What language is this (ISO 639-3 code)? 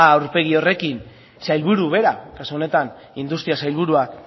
eus